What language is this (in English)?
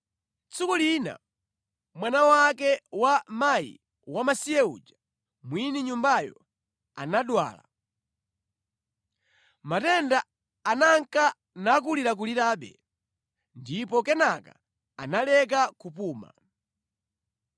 Nyanja